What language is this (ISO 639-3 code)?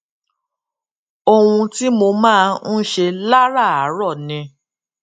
yor